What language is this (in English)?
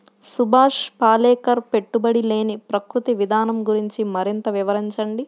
Telugu